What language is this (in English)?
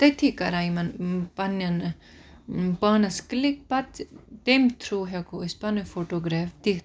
Kashmiri